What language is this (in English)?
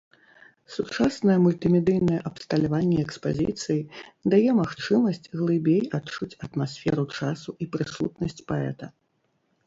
Belarusian